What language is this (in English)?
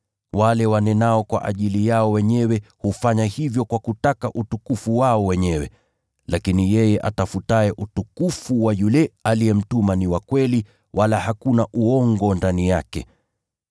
Swahili